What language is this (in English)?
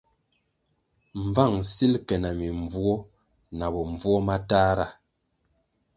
Kwasio